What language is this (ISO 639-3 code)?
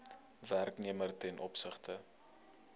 afr